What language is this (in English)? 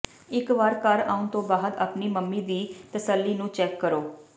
Punjabi